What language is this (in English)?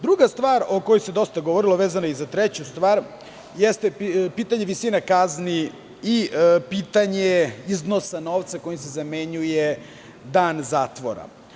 Serbian